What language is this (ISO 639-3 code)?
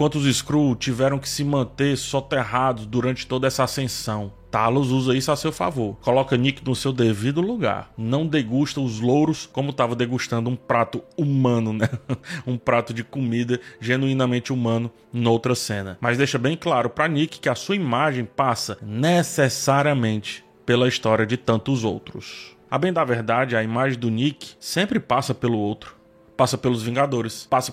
por